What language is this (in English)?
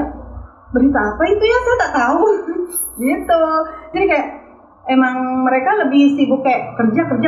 Indonesian